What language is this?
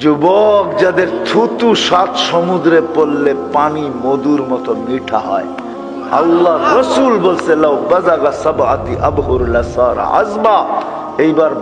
Bangla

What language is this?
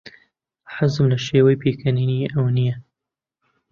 Central Kurdish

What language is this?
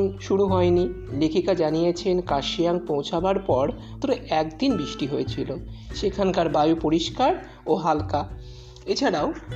Bangla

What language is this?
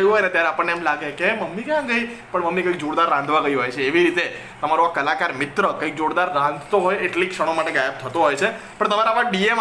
Gujarati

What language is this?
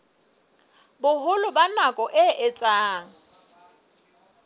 Southern Sotho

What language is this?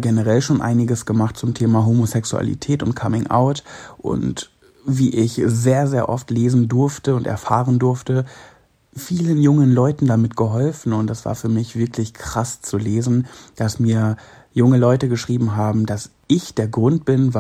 German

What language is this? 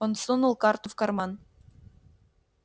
Russian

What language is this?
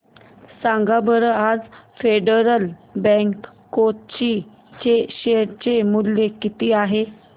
Marathi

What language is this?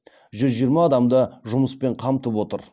Kazakh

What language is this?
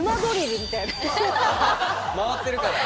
Japanese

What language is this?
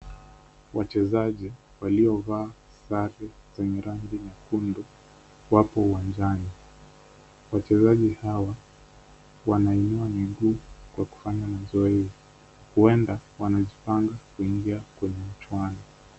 Swahili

